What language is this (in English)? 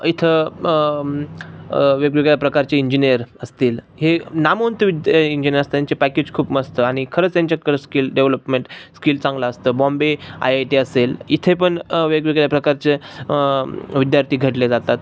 Marathi